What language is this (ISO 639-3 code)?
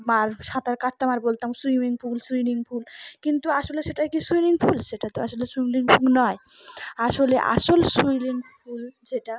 ben